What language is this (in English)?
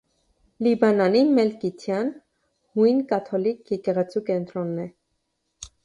Armenian